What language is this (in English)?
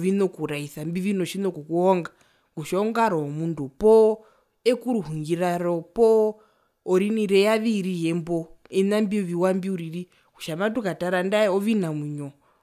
Herero